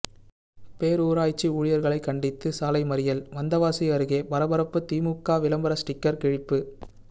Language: Tamil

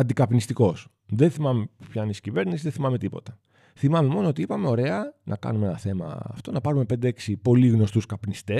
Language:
Greek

